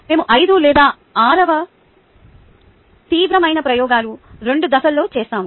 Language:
Telugu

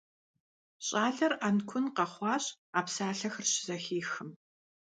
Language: Kabardian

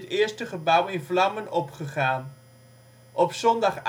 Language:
Dutch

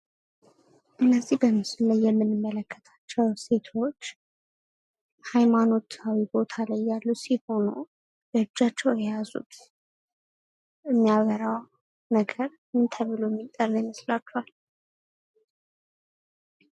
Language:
Amharic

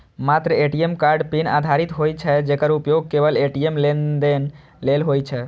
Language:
Maithili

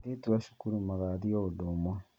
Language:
Kikuyu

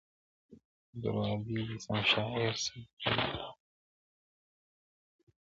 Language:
Pashto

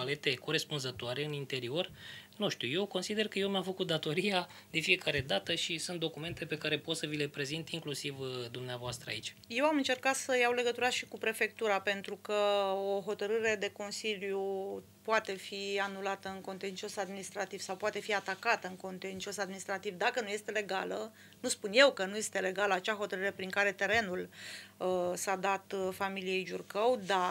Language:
Romanian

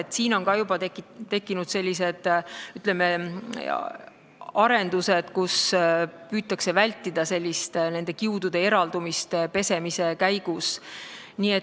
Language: Estonian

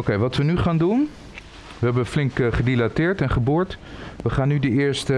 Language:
Dutch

